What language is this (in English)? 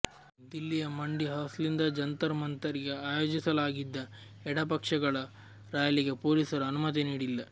Kannada